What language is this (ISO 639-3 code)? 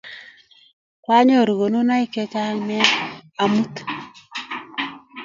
kln